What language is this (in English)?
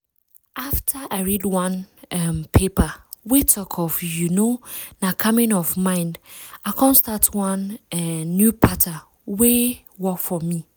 Nigerian Pidgin